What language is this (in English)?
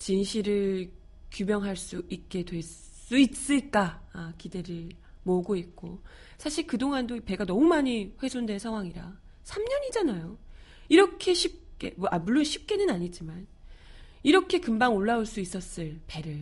Korean